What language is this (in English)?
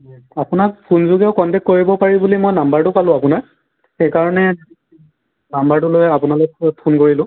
Assamese